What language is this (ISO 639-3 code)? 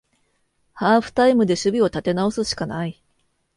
jpn